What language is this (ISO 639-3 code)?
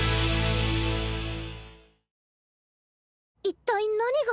jpn